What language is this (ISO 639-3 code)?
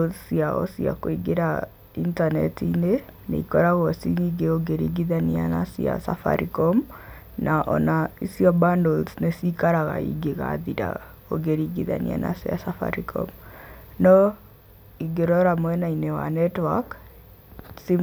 kik